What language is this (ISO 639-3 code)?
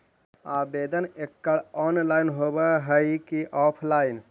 mag